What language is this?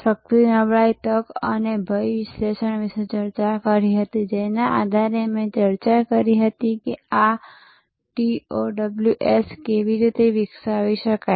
Gujarati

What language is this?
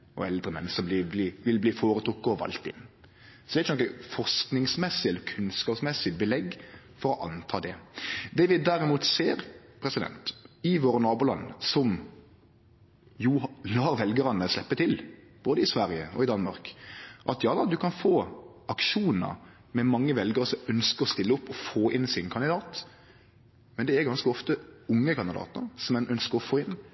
Norwegian Nynorsk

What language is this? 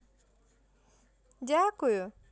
Russian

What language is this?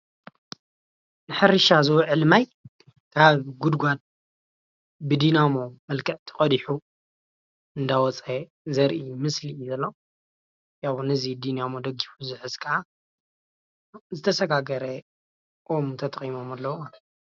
Tigrinya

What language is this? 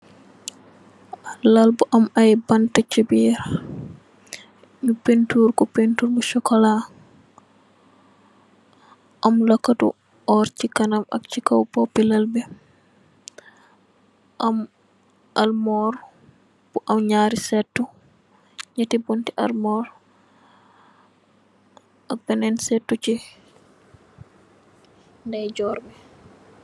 Wolof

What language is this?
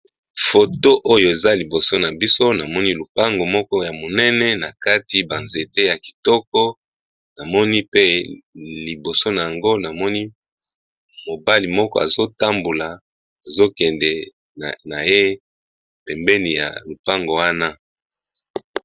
Lingala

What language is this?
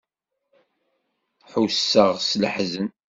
Kabyle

